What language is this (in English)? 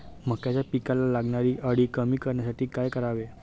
Marathi